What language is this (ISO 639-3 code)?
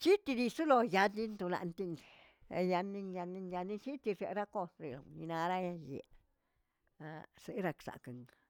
zts